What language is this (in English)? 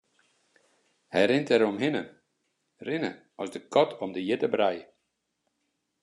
Western Frisian